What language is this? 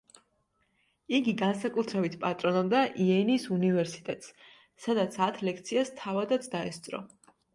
Georgian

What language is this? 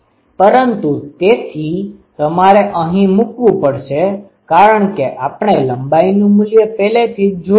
Gujarati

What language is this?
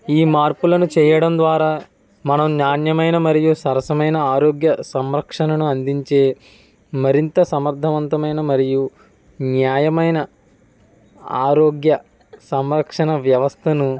Telugu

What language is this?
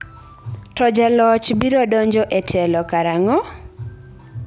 Luo (Kenya and Tanzania)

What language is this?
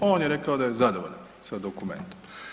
Croatian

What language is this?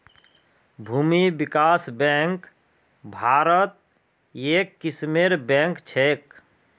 Magahi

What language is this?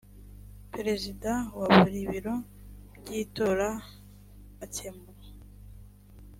Kinyarwanda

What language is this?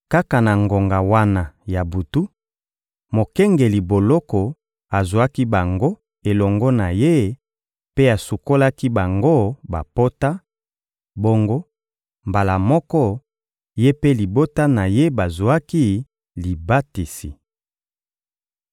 Lingala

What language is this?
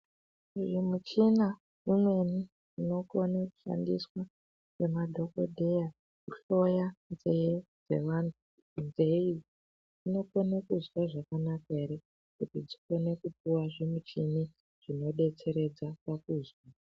Ndau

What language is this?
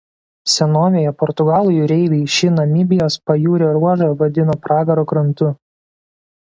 Lithuanian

